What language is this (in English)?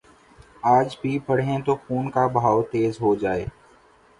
Urdu